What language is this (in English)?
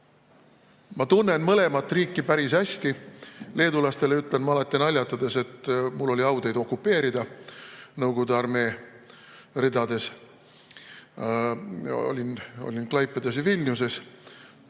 Estonian